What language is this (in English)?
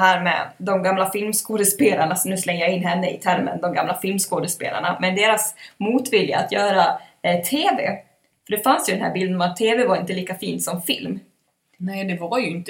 Swedish